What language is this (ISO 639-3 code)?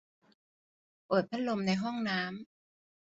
tha